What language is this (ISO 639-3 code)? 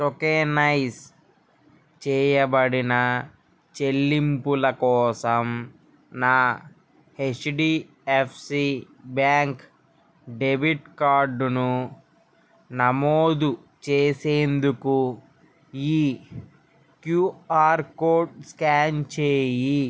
tel